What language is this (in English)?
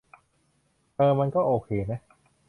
Thai